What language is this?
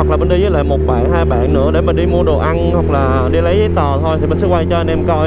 Vietnamese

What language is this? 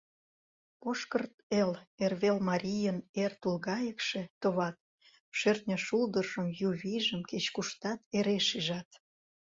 Mari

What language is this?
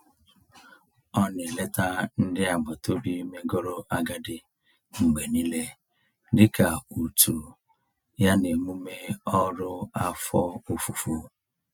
Igbo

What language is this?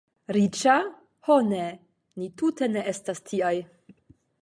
Esperanto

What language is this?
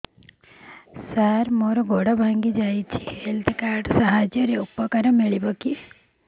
Odia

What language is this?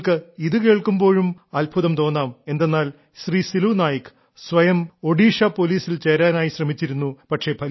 Malayalam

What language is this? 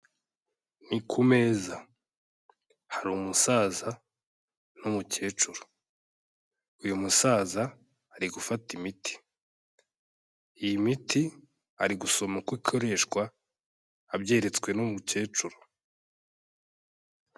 Kinyarwanda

